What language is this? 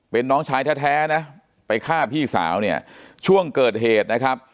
Thai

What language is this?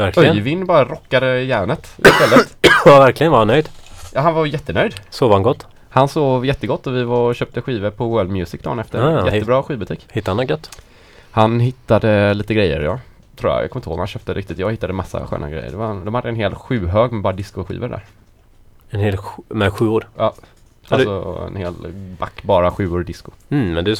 Swedish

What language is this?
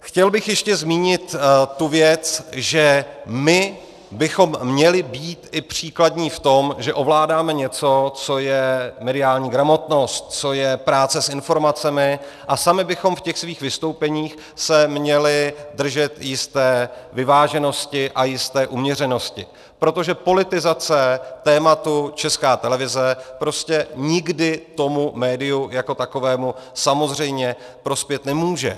Czech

